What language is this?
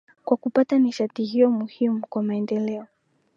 Swahili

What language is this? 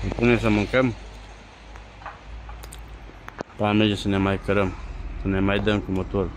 Romanian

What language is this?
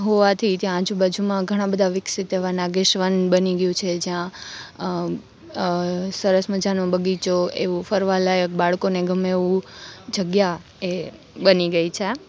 Gujarati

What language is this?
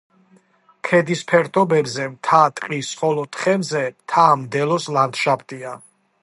Georgian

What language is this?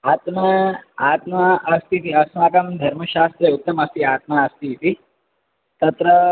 Sanskrit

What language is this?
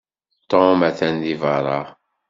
Kabyle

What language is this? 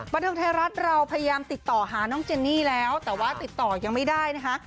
Thai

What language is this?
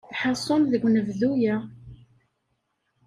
Kabyle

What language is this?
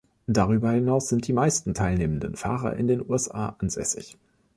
German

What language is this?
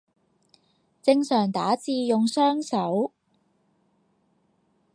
Cantonese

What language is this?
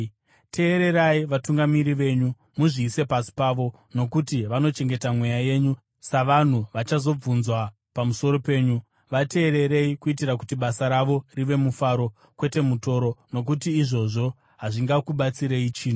Shona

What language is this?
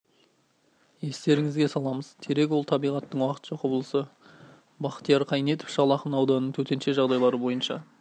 Kazakh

